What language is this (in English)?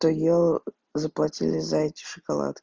Russian